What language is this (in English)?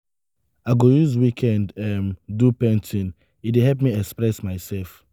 Nigerian Pidgin